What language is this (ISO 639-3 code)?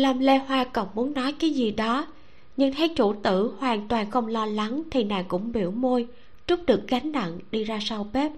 vie